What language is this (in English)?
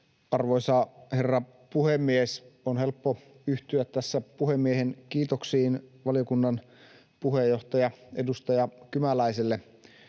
Finnish